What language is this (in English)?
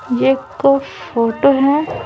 Hindi